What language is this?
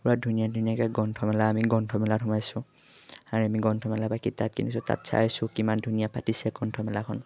Assamese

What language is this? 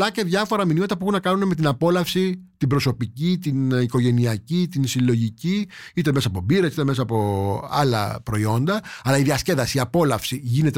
Greek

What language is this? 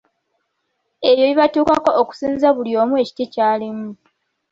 Ganda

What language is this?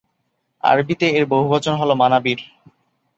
Bangla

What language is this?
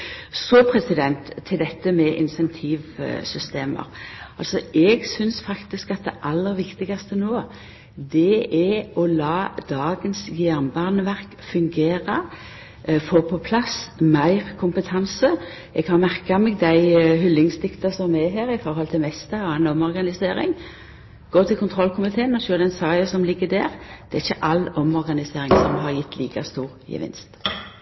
Norwegian Nynorsk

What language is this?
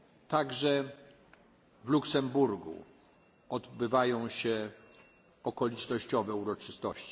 Polish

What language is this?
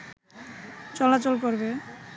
Bangla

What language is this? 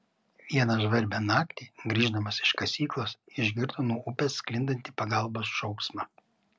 Lithuanian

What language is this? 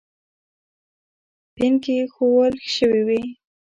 Pashto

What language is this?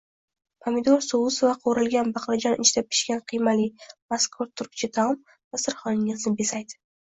Uzbek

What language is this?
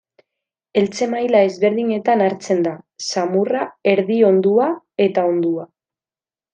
Basque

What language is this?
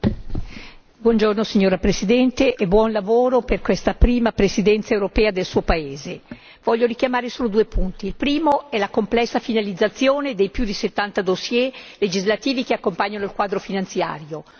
Italian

